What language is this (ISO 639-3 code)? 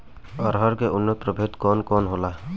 bho